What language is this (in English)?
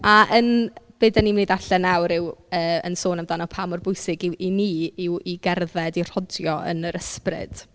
Welsh